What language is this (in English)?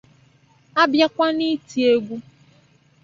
Igbo